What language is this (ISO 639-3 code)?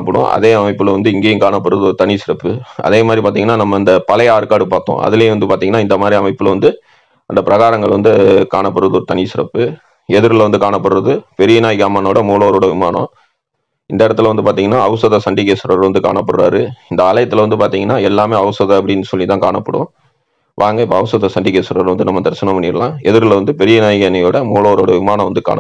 ita